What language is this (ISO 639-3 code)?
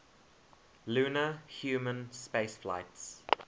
eng